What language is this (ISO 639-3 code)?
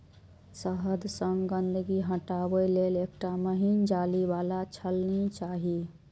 mai